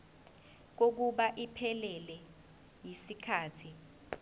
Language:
Zulu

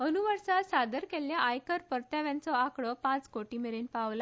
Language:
Konkani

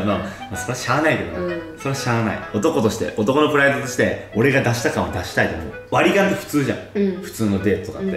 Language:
Japanese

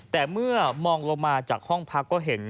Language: Thai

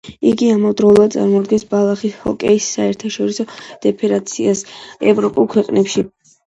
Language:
Georgian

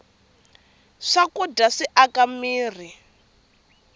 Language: Tsonga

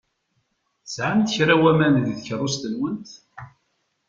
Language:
Kabyle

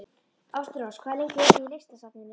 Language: Icelandic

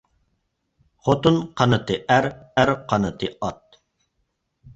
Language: Uyghur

